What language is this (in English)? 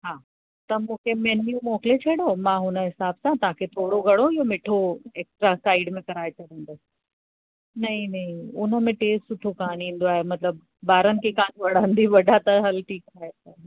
Sindhi